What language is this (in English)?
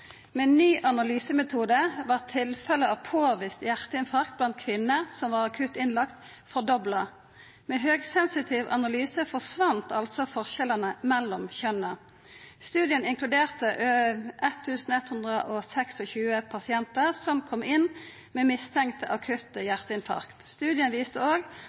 Norwegian Nynorsk